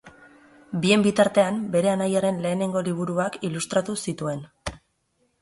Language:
Basque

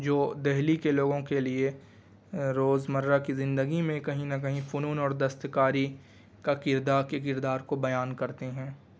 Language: Urdu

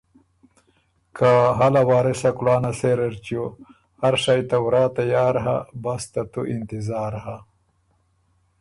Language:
Ormuri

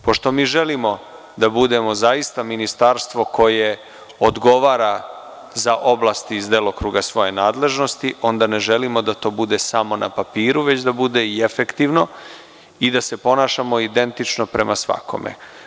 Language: Serbian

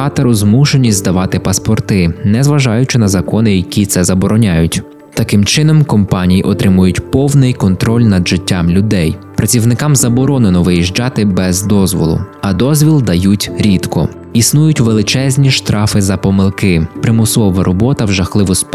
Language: Ukrainian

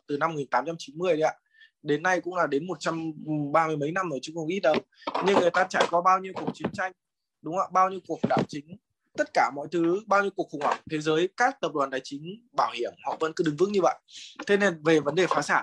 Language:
Vietnamese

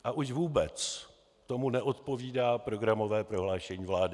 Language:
Czech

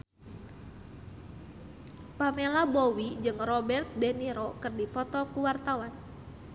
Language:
Sundanese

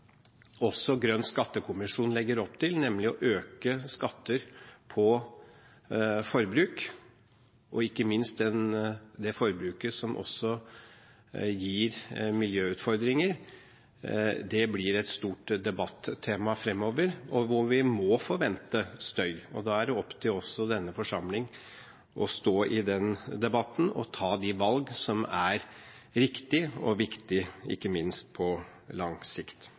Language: Norwegian Bokmål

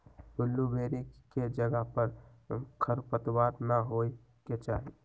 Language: Magahi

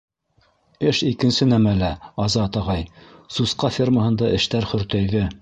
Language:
Bashkir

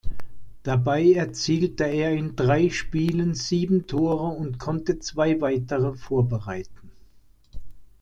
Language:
German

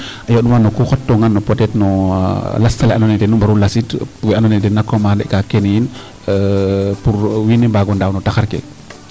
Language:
Serer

